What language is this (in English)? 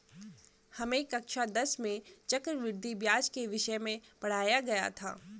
Hindi